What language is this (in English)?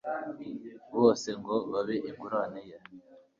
Kinyarwanda